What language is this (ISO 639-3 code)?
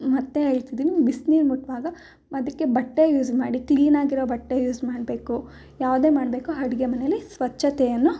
kan